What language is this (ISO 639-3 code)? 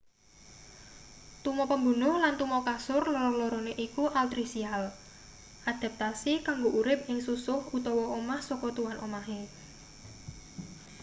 jav